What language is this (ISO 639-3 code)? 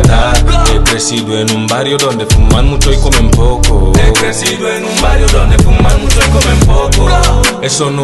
spa